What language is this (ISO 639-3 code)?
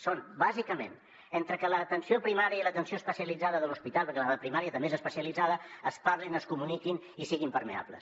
cat